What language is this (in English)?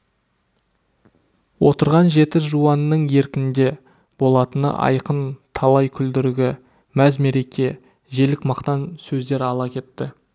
Kazakh